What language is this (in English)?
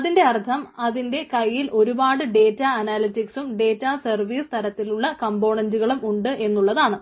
Malayalam